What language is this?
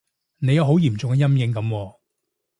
Cantonese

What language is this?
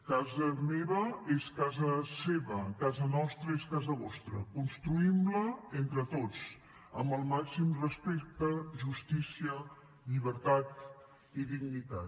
Catalan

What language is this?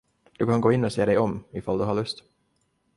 Swedish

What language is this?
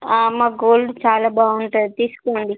Telugu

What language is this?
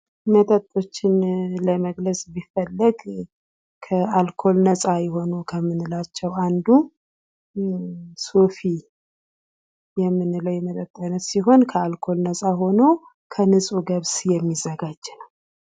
Amharic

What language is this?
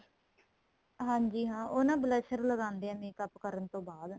Punjabi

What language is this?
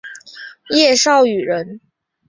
Chinese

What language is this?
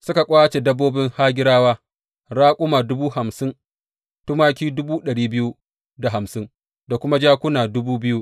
Hausa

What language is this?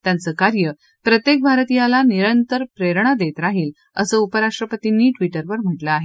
Marathi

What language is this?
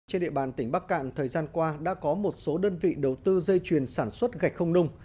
Vietnamese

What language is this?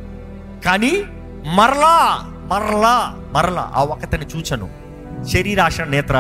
Telugu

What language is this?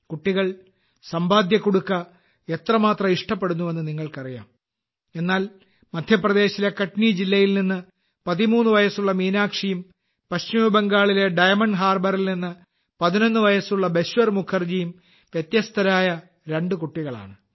Malayalam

